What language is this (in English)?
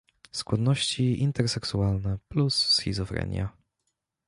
Polish